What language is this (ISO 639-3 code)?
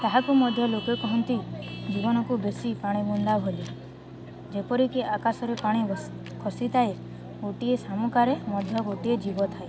ori